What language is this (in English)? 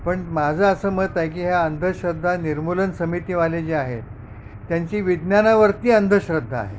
Marathi